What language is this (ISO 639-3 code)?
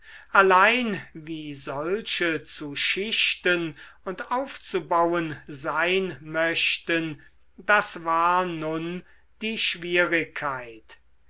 deu